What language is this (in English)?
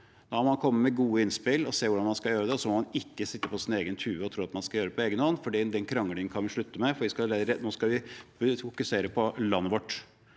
Norwegian